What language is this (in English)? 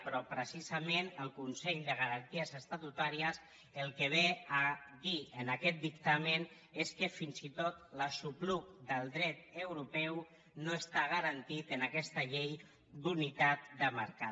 Catalan